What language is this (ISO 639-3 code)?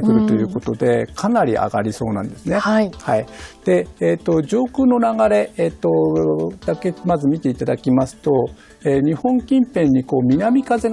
jpn